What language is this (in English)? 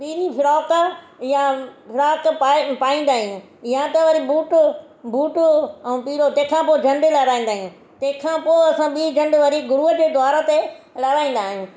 Sindhi